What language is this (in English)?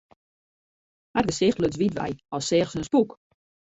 Western Frisian